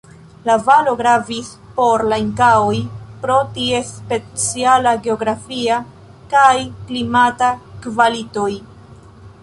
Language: Esperanto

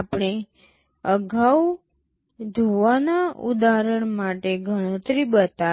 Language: Gujarati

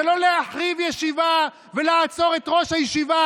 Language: Hebrew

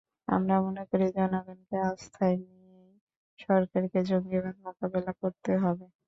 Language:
Bangla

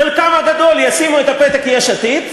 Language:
Hebrew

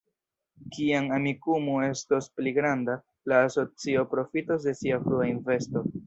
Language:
Esperanto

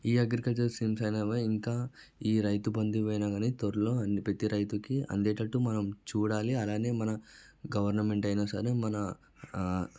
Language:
Telugu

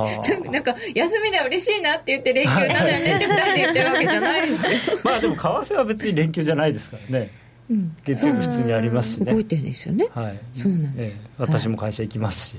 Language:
Japanese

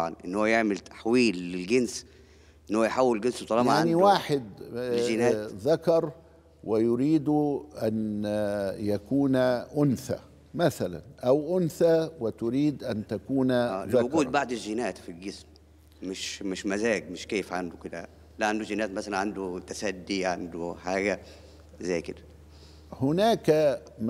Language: Arabic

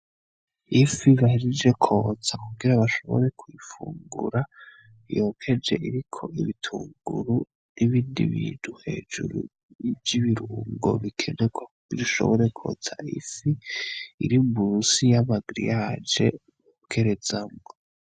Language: Rundi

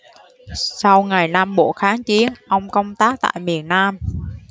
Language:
Vietnamese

